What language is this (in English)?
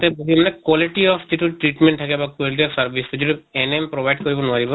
Assamese